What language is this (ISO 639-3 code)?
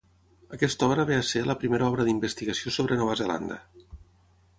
cat